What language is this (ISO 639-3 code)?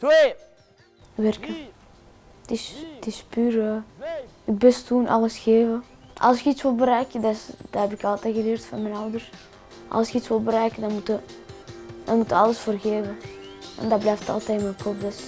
nld